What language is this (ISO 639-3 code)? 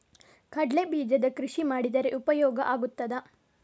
kan